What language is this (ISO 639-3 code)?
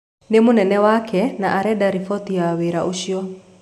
kik